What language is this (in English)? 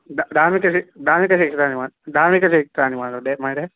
Sanskrit